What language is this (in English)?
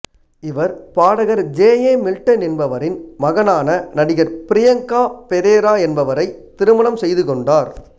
Tamil